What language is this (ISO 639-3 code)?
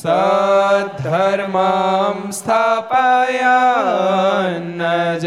guj